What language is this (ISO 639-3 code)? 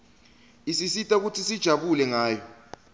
ssw